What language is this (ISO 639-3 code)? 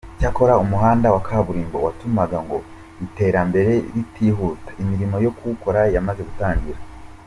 kin